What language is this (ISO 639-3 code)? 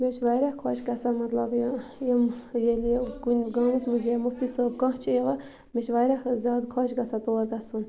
kas